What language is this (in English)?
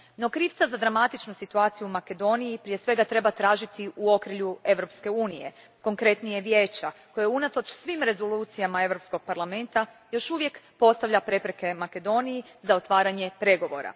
Croatian